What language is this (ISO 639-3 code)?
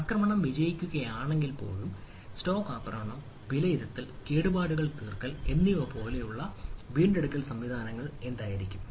mal